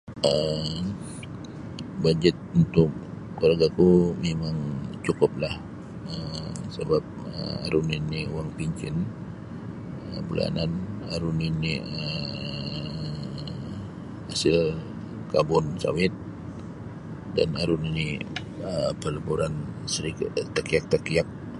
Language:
Sabah Bisaya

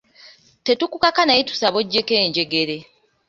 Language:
Ganda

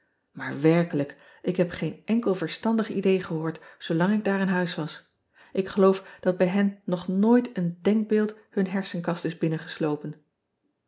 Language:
Dutch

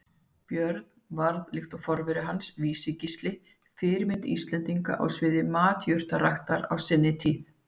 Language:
Icelandic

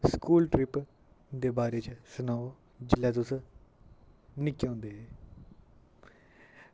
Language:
Dogri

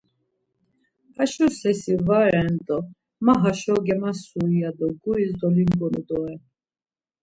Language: Laz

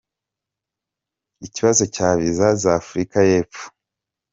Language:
Kinyarwanda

